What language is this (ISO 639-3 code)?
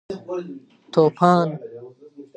pus